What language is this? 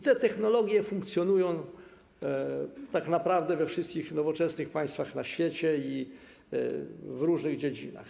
Polish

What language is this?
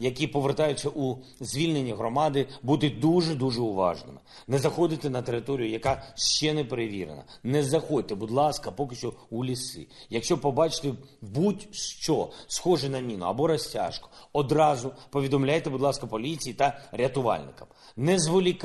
Ukrainian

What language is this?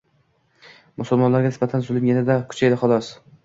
Uzbek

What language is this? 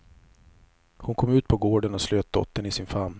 Swedish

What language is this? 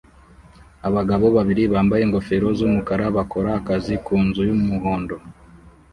Kinyarwanda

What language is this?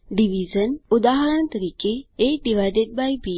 Gujarati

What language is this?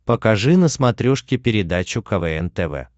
Russian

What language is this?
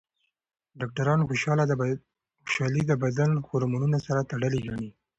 Pashto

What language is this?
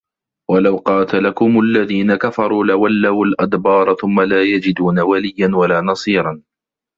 Arabic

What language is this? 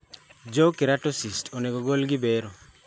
Luo (Kenya and Tanzania)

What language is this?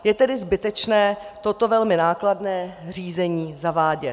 Czech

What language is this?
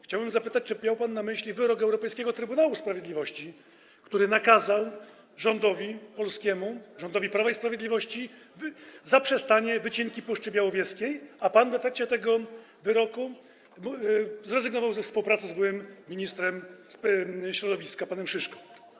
Polish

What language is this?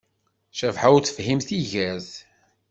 Kabyle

